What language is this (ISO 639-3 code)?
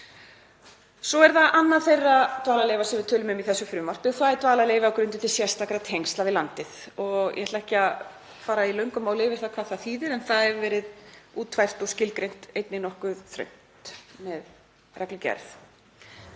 isl